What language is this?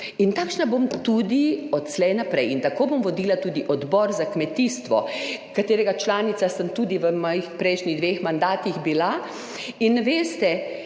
Slovenian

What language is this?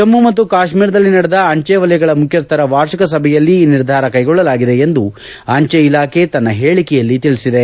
Kannada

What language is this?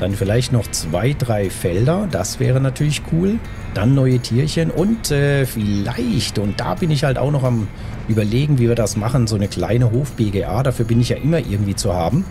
German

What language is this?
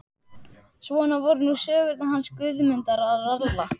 Icelandic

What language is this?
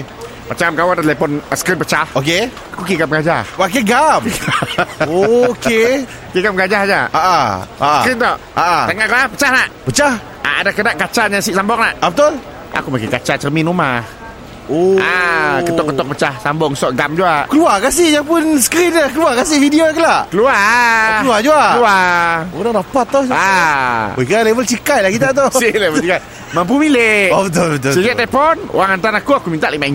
Malay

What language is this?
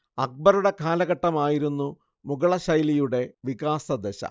Malayalam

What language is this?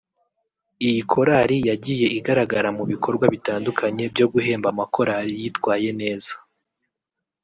Kinyarwanda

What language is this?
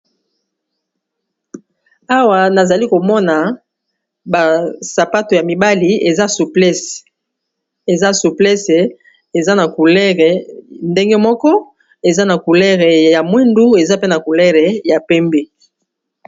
Lingala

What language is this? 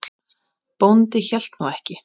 Icelandic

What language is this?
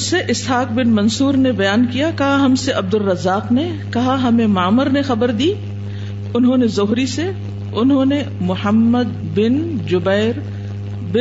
Urdu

